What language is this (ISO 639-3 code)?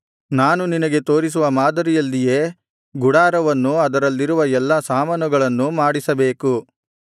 kan